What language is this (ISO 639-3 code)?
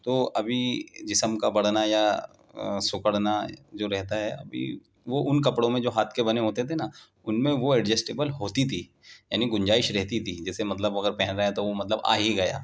urd